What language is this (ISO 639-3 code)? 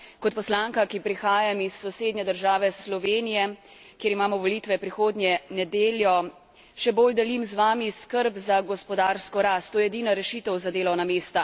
slv